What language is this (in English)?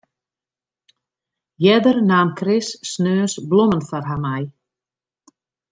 Western Frisian